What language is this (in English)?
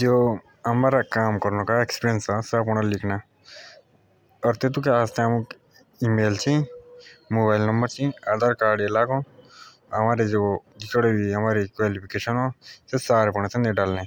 Jaunsari